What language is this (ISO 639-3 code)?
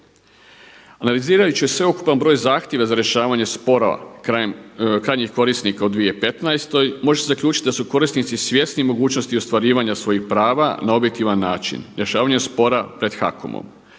hrv